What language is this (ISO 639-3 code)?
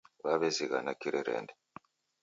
dav